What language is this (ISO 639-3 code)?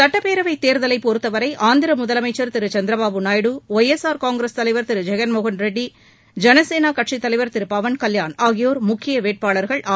tam